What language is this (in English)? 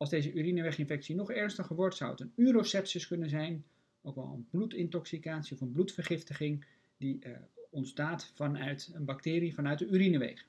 Dutch